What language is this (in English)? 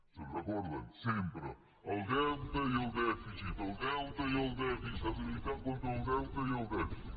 Catalan